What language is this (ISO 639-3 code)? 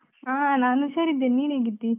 kan